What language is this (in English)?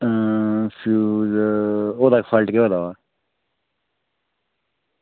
Dogri